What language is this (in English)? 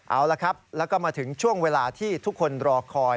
Thai